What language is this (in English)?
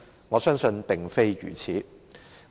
Cantonese